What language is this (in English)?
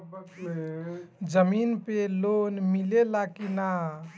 Bhojpuri